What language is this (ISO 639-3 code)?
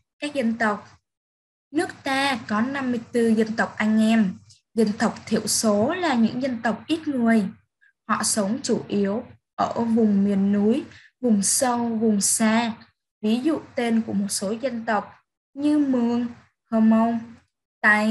vie